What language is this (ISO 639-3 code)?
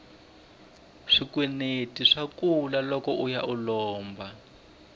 tso